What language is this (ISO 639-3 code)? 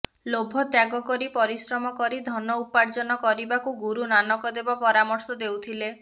ori